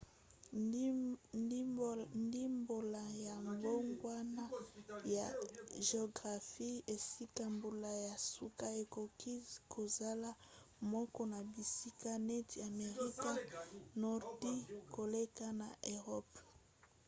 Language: Lingala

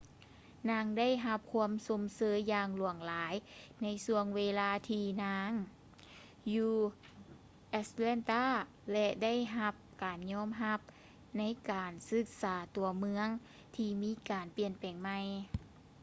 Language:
Lao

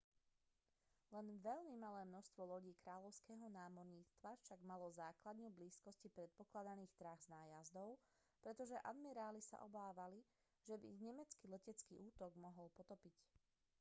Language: Slovak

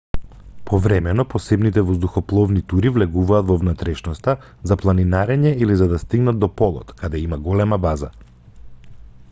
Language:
Macedonian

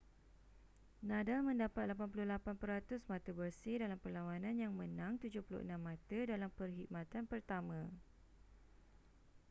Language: Malay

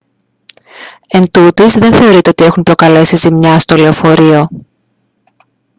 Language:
Greek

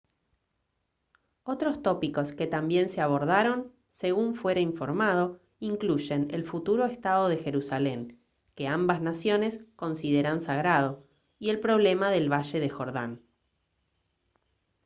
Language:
Spanish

